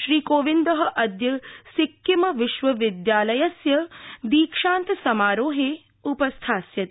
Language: Sanskrit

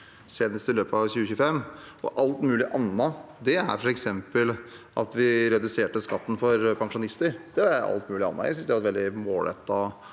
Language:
Norwegian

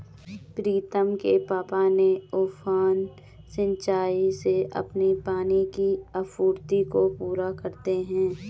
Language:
Hindi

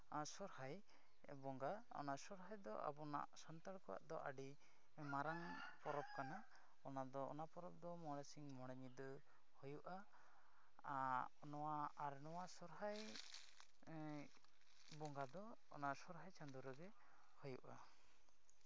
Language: Santali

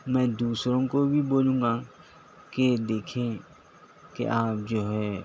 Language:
Urdu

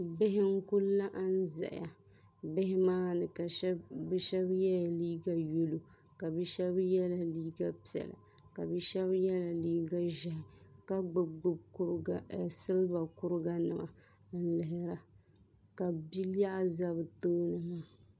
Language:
Dagbani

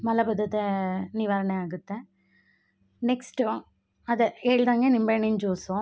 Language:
Kannada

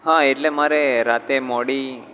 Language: Gujarati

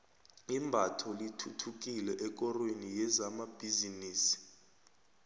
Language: South Ndebele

